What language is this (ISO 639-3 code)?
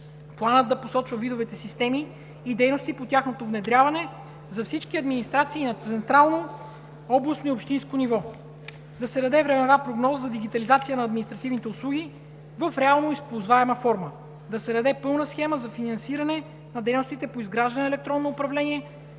bul